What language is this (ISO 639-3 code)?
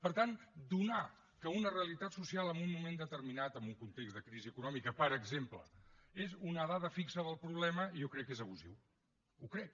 cat